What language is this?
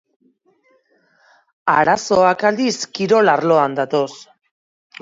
Basque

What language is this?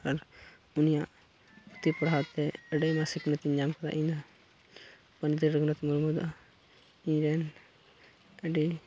Santali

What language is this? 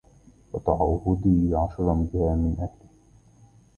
Arabic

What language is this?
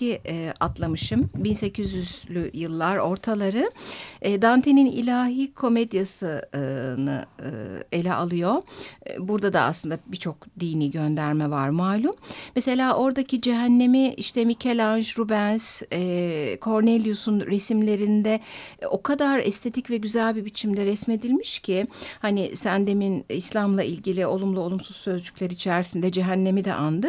Turkish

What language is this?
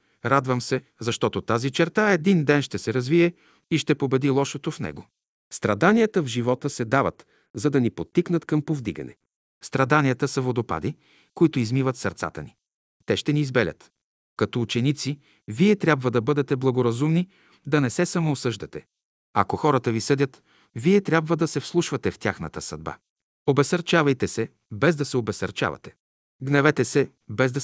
Bulgarian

